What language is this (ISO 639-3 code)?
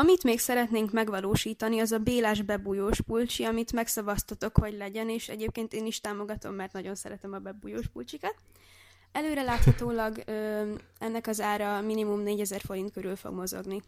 hun